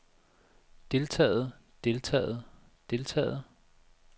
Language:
Danish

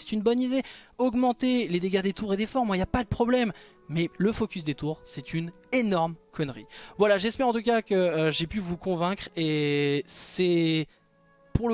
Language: French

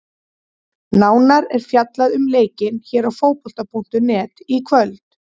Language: Icelandic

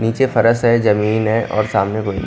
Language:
Hindi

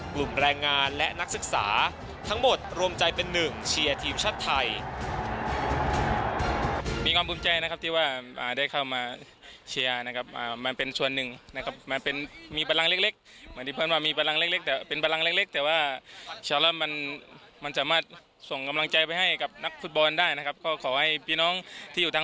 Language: Thai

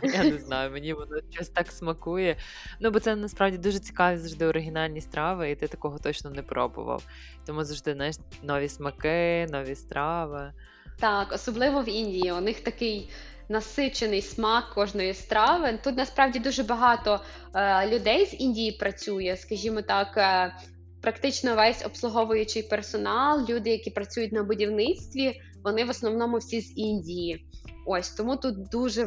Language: Ukrainian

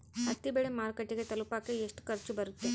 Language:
Kannada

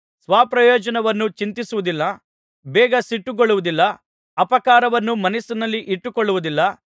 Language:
Kannada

